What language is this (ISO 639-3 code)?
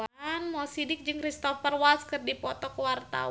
sun